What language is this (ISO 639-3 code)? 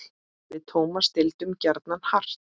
isl